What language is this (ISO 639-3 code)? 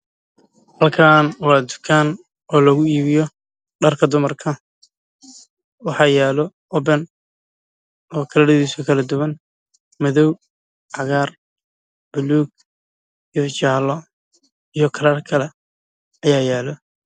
som